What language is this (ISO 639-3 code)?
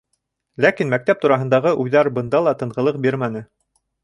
bak